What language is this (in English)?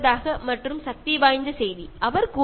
Malayalam